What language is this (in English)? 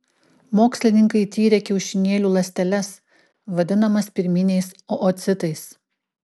Lithuanian